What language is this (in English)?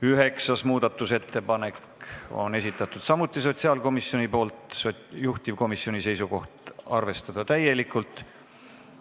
Estonian